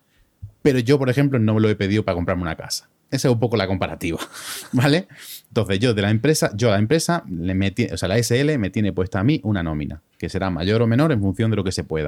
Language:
Spanish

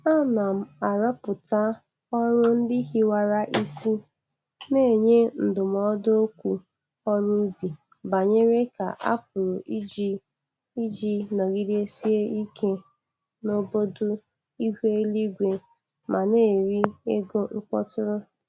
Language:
Igbo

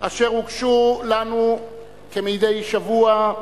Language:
Hebrew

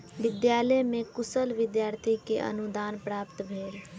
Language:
Maithili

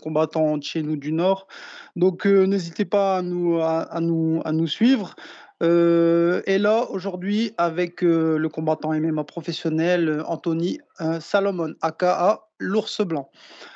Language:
French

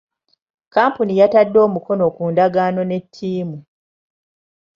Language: Ganda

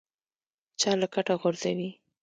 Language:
Pashto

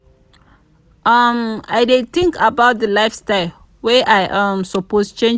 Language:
Nigerian Pidgin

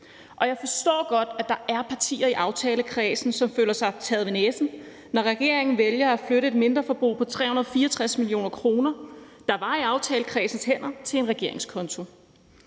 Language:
Danish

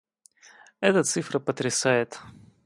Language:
Russian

